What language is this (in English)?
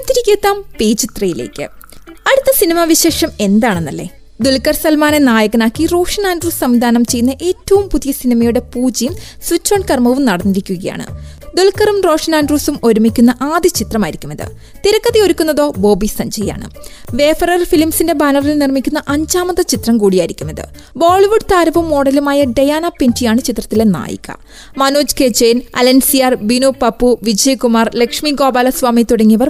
Malayalam